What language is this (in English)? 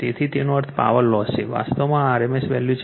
Gujarati